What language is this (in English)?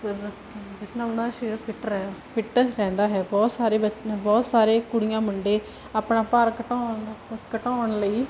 Punjabi